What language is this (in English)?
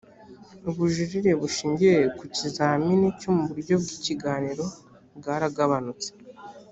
Kinyarwanda